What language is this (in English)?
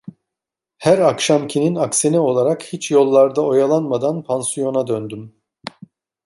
Turkish